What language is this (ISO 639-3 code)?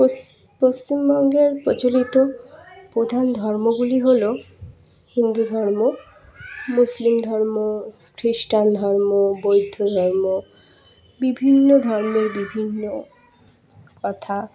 ben